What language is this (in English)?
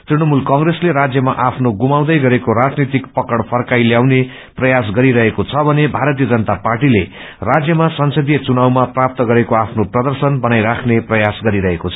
Nepali